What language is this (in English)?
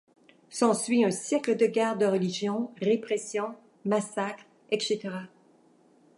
French